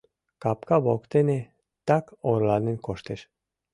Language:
Mari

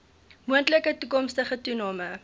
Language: Afrikaans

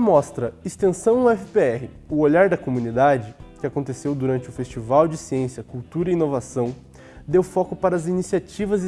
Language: Portuguese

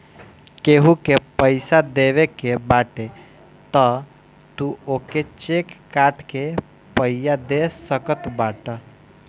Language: Bhojpuri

